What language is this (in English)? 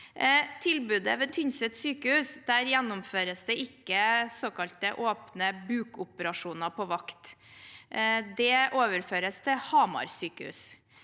Norwegian